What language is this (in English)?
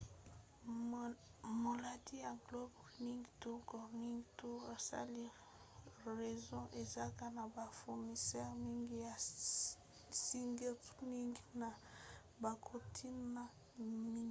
Lingala